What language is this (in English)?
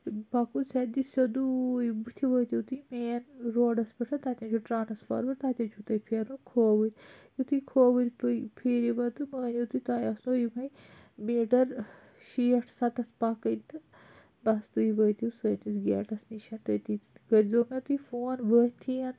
Kashmiri